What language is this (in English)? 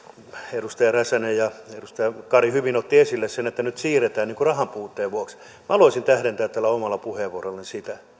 Finnish